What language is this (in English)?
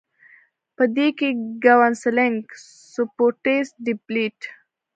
Pashto